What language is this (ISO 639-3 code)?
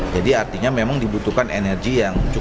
ind